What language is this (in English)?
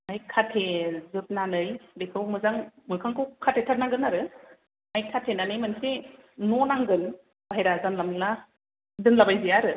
Bodo